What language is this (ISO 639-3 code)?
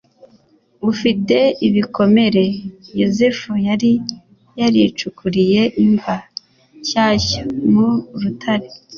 kin